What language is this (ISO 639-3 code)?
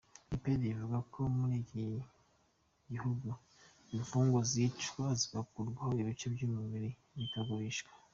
kin